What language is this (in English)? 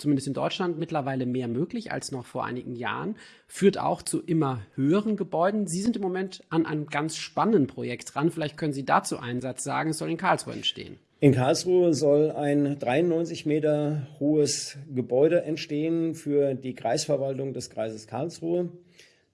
German